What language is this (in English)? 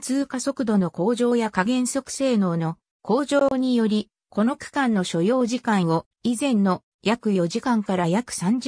Japanese